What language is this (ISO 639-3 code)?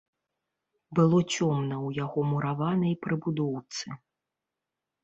bel